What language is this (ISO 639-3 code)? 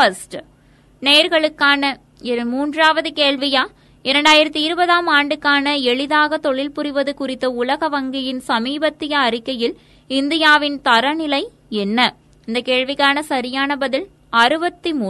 tam